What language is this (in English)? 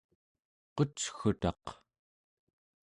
Central Yupik